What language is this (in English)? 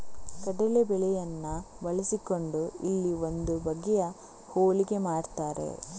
Kannada